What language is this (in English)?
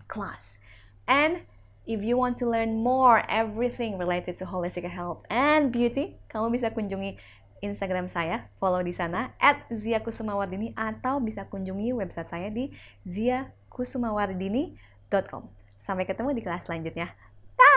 Indonesian